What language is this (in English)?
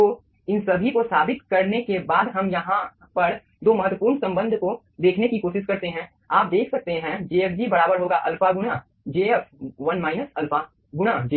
Hindi